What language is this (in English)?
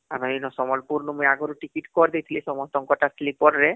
Odia